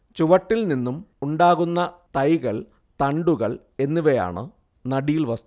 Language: Malayalam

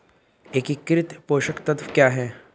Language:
Hindi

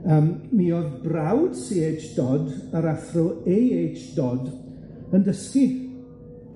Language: Welsh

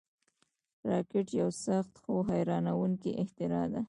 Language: Pashto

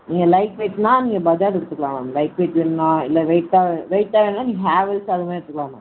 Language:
Tamil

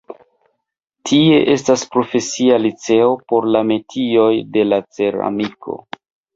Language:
Esperanto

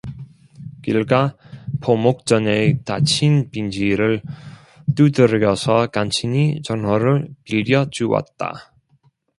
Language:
Korean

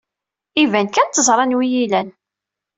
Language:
Kabyle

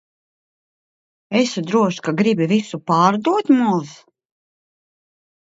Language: Latvian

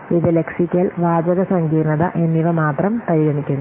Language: Malayalam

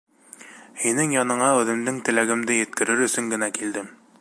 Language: Bashkir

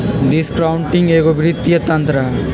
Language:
Magahi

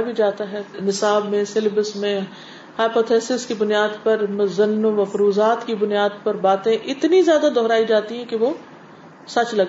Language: Urdu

